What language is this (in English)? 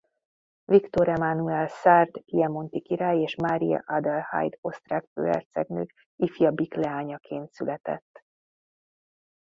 Hungarian